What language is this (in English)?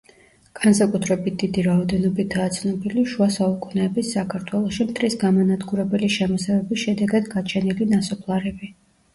Georgian